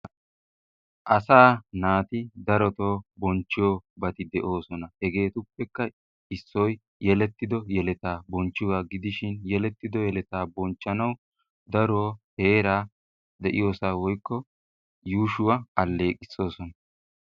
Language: Wolaytta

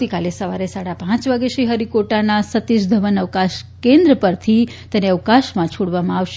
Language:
Gujarati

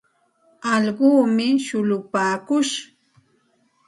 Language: Santa Ana de Tusi Pasco Quechua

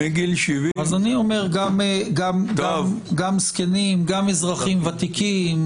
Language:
Hebrew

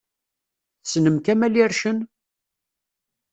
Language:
Kabyle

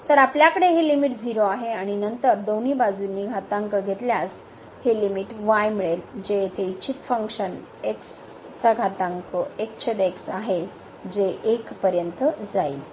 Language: Marathi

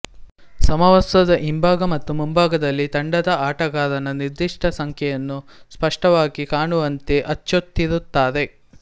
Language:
Kannada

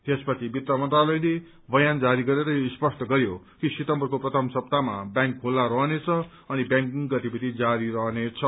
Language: Nepali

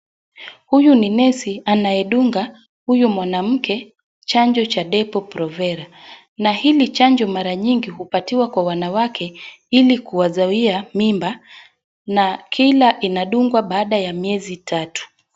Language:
Swahili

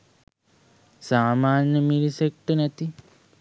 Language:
Sinhala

